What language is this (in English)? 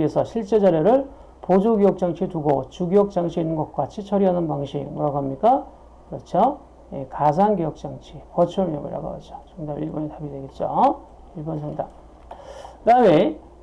Korean